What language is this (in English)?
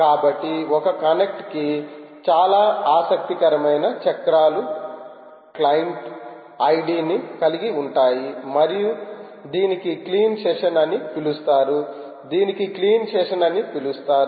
Telugu